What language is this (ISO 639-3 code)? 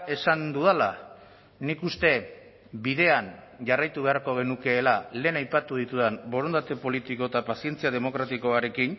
eus